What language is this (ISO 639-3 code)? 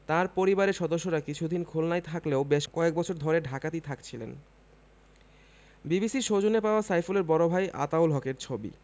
ben